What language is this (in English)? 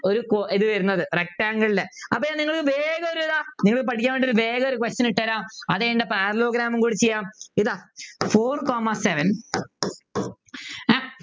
Malayalam